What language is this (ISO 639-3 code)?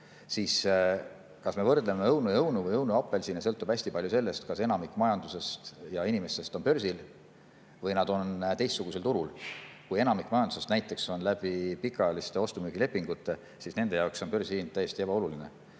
est